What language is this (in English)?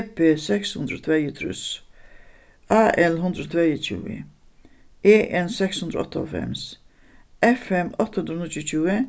Faroese